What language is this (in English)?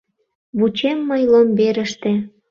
Mari